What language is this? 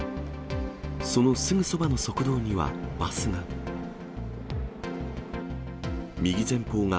Japanese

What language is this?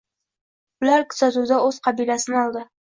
Uzbek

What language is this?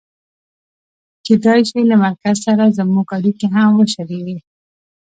Pashto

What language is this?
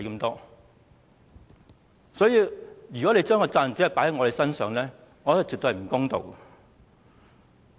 Cantonese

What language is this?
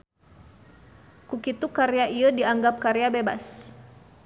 Sundanese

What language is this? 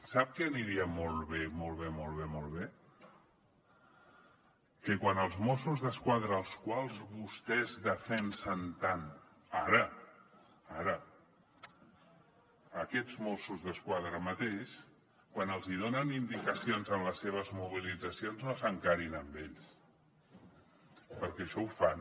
Catalan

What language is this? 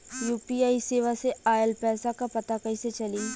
Bhojpuri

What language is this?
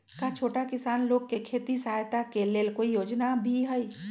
Magahi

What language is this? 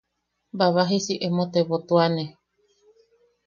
Yaqui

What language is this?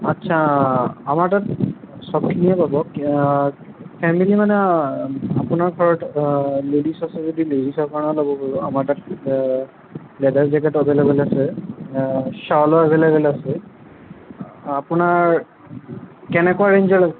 Assamese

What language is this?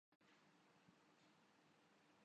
Urdu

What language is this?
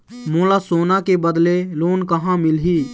Chhattisgarhi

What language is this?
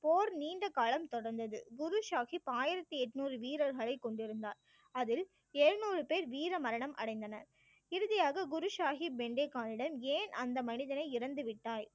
Tamil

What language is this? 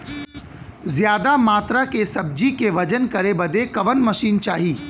Bhojpuri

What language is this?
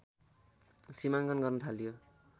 Nepali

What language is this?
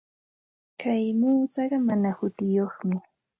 Santa Ana de Tusi Pasco Quechua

